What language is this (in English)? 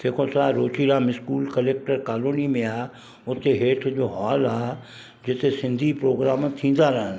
Sindhi